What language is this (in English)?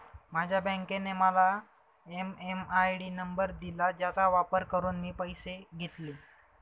Marathi